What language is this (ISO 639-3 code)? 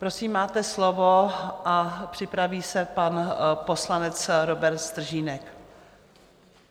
ces